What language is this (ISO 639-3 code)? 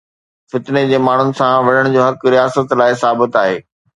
snd